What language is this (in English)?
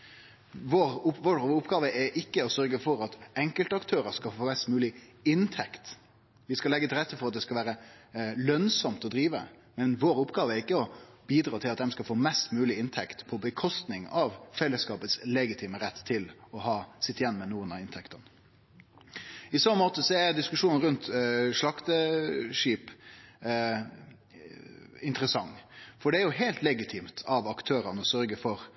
Norwegian Nynorsk